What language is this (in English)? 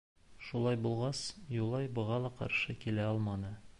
Bashkir